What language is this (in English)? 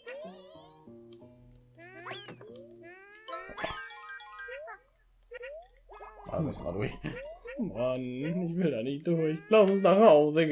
German